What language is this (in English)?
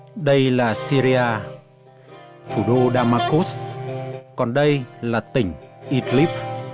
Vietnamese